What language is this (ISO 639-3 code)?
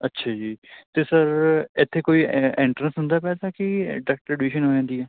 pan